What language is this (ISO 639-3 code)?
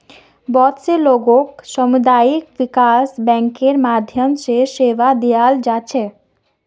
mag